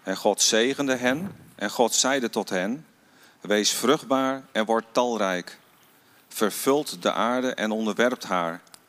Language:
Dutch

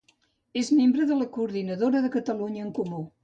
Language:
Catalan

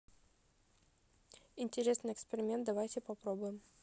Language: Russian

